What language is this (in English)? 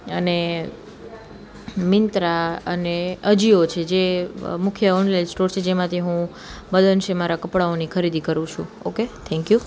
Gujarati